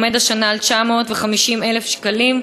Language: Hebrew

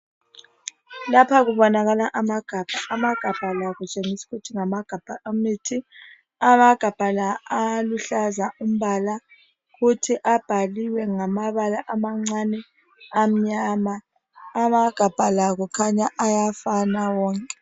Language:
North Ndebele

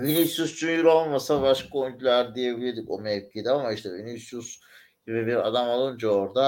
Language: Turkish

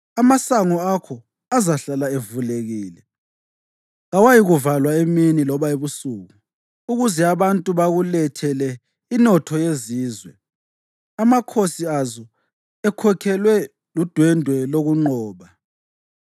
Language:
North Ndebele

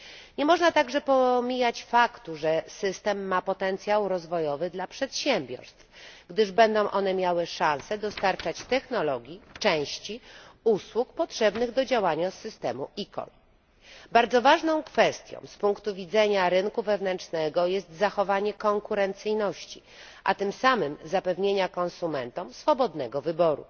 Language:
Polish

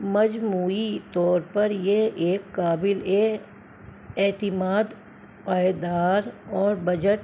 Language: Urdu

